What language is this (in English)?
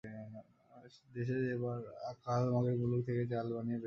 Bangla